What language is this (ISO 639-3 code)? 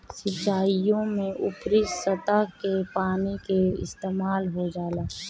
bho